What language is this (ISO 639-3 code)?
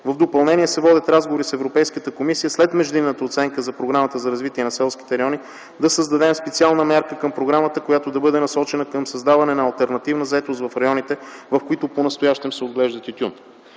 bul